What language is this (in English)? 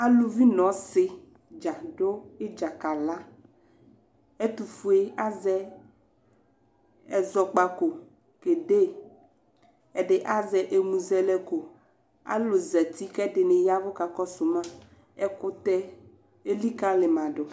Ikposo